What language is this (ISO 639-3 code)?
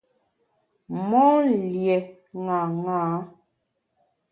bax